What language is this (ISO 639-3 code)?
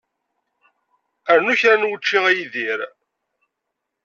kab